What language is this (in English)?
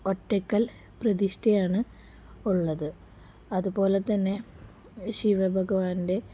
Malayalam